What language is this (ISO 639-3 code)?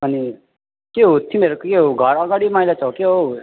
nep